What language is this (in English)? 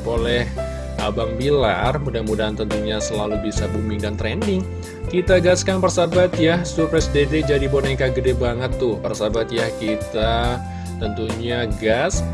Indonesian